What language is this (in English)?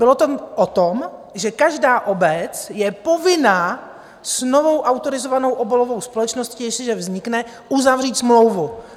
Czech